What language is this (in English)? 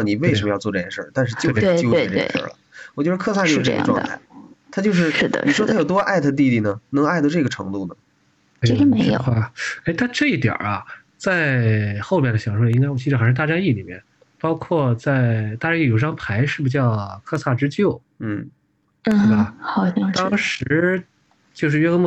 Chinese